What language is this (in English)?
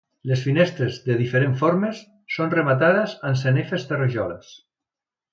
Catalan